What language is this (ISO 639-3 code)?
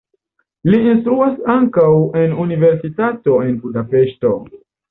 epo